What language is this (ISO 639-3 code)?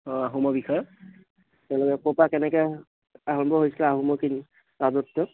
asm